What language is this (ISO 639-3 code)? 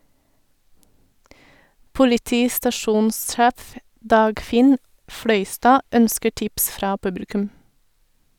nor